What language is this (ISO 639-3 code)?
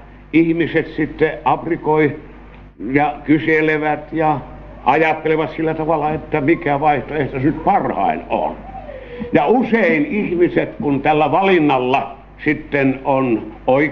fin